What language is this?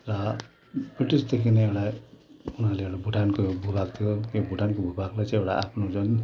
Nepali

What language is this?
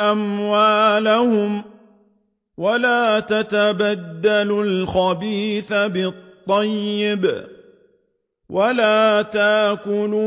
Arabic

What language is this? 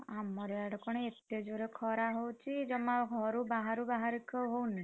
Odia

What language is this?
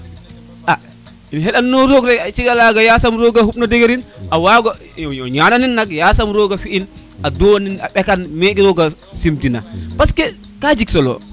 Serer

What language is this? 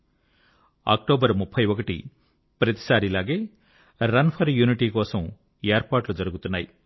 Telugu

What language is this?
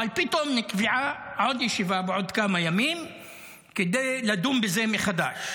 Hebrew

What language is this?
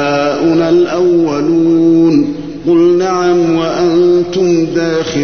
Arabic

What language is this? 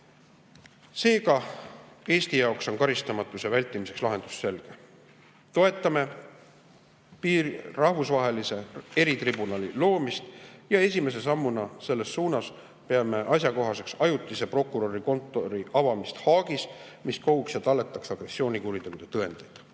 Estonian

